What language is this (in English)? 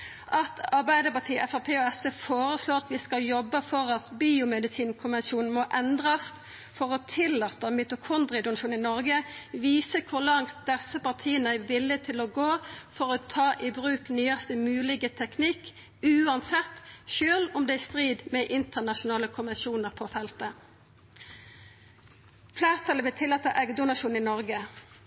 Norwegian Nynorsk